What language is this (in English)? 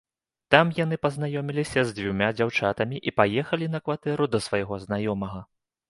Belarusian